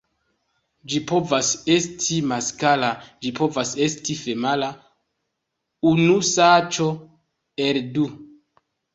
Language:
Esperanto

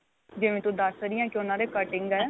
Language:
Punjabi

